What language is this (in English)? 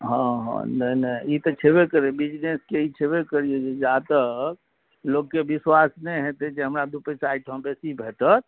Maithili